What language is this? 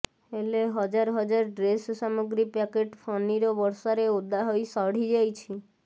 Odia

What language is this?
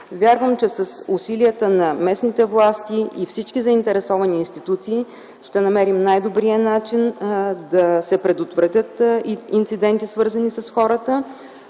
Bulgarian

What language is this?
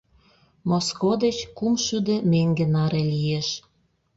Mari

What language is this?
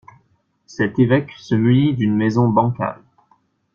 French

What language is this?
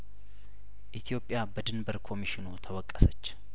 Amharic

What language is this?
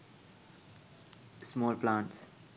Sinhala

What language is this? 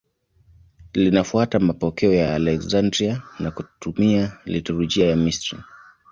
Swahili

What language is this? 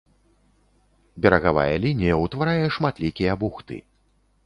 Belarusian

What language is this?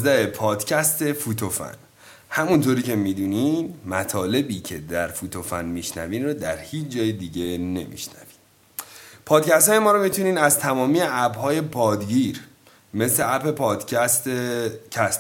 Persian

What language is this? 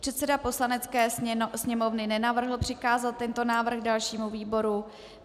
Czech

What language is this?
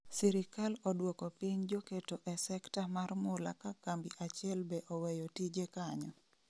Luo (Kenya and Tanzania)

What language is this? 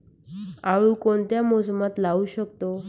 Marathi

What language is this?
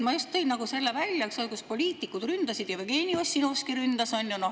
Estonian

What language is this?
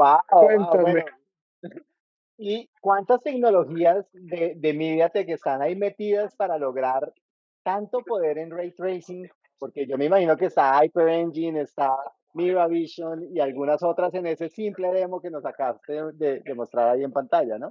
Spanish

